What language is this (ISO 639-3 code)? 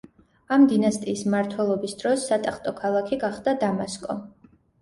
kat